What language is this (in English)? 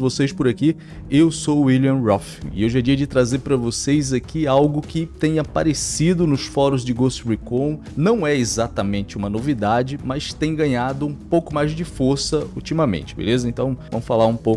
Portuguese